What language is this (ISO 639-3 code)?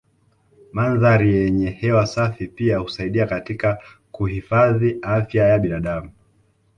swa